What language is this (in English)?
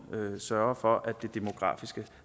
Danish